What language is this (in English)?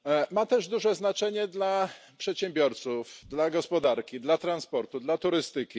Polish